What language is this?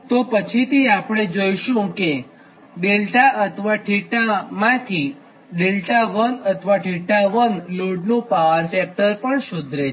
Gujarati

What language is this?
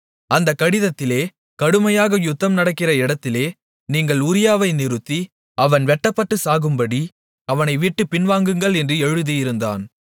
Tamil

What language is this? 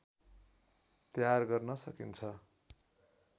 Nepali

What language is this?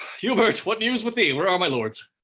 English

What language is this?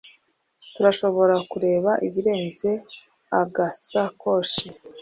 Kinyarwanda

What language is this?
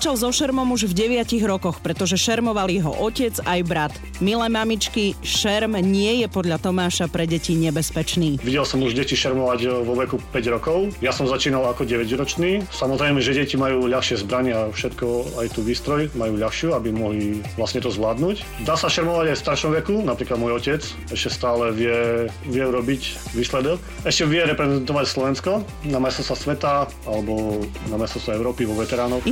Slovak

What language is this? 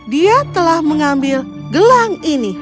Indonesian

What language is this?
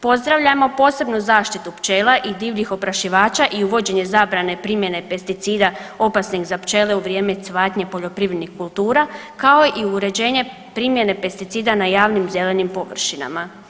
Croatian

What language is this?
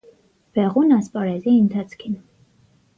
Armenian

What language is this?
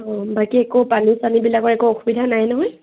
Assamese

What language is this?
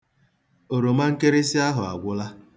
Igbo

